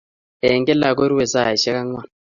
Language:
Kalenjin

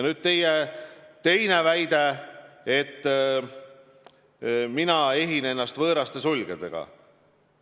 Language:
Estonian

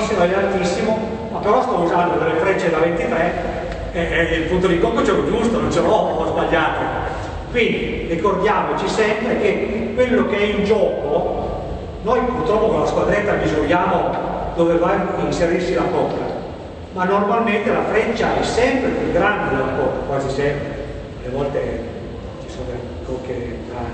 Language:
Italian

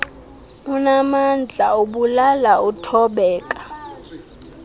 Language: Xhosa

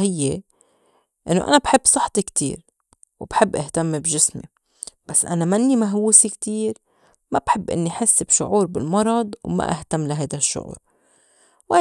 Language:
North Levantine Arabic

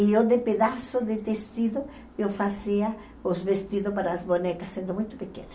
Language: Portuguese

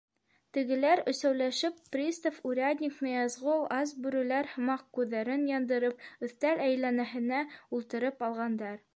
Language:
Bashkir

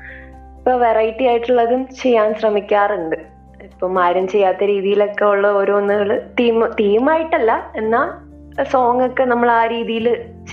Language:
Malayalam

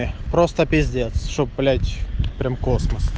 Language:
Russian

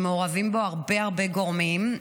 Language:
Hebrew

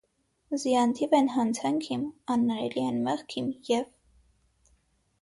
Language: Armenian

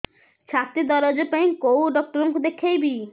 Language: Odia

